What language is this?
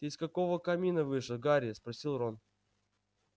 Russian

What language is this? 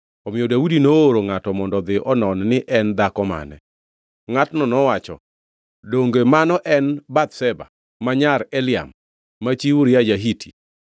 Luo (Kenya and Tanzania)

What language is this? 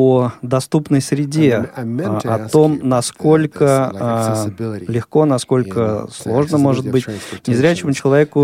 Russian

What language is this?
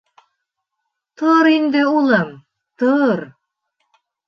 Bashkir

